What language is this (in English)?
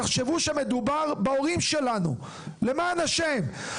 Hebrew